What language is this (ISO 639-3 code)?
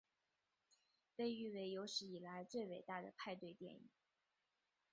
zho